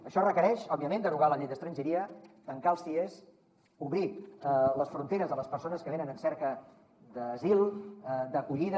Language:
Catalan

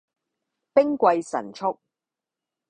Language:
Cantonese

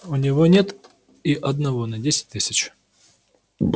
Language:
Russian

